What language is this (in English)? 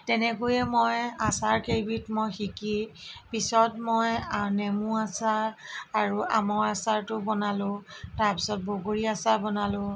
Assamese